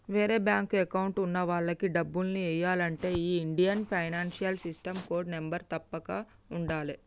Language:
Telugu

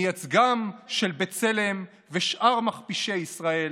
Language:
Hebrew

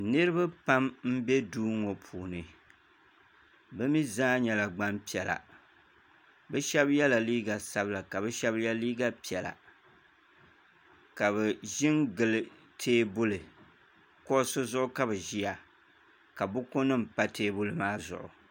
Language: Dagbani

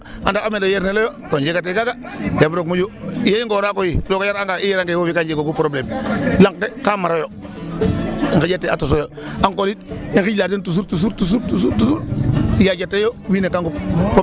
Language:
Serer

